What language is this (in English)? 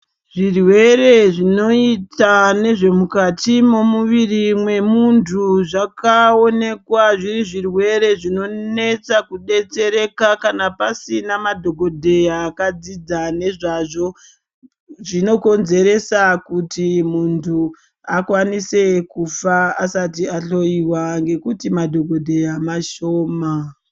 Ndau